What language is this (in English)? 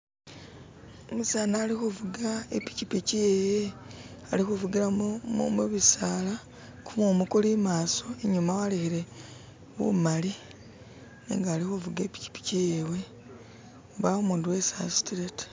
Masaaba